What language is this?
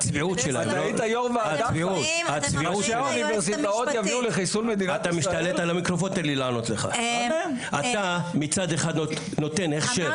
Hebrew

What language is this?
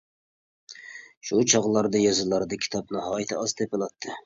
Uyghur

